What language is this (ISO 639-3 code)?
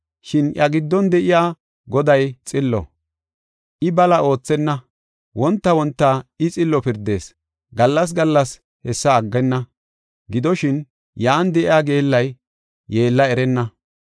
gof